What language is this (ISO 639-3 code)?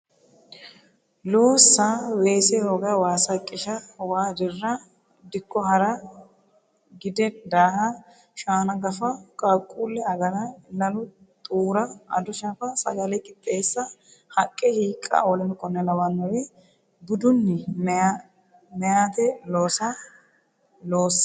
sid